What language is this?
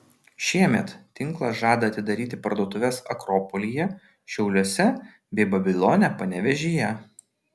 Lithuanian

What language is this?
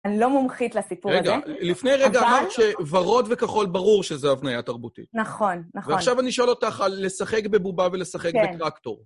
Hebrew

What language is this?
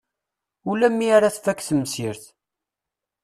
Kabyle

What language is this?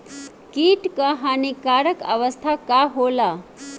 Bhojpuri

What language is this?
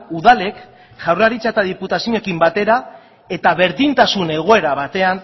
Basque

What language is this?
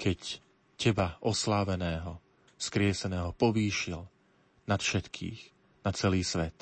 Slovak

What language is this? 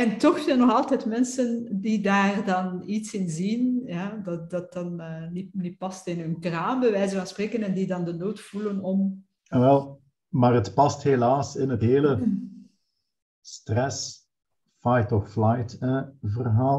Dutch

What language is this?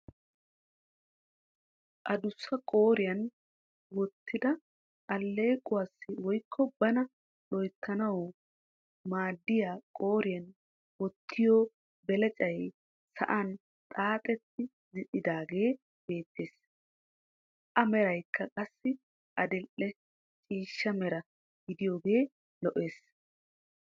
Wolaytta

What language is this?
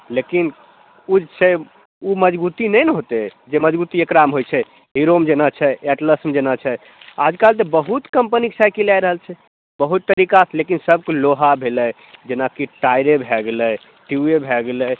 Maithili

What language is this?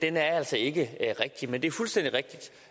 Danish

